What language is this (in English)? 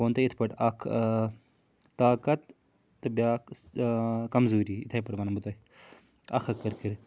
Kashmiri